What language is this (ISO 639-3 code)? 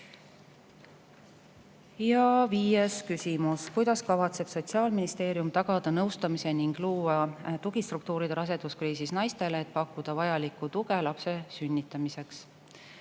est